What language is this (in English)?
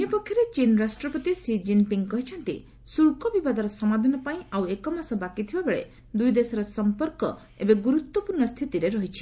Odia